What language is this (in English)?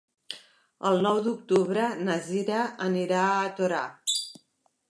Catalan